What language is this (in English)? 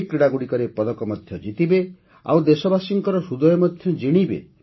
Odia